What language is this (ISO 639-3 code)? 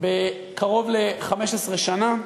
heb